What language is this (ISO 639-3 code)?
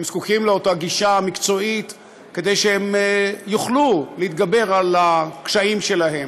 heb